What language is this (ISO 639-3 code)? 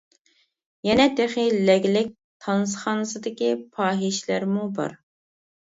uig